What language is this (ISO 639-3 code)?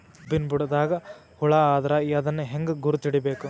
kan